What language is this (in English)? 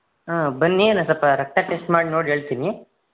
Kannada